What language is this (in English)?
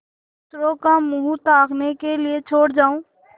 Hindi